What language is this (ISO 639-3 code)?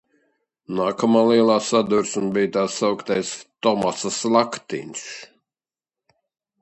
lav